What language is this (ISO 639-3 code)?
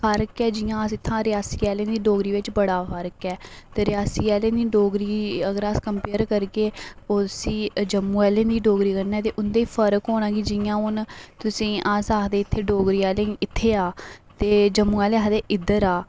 doi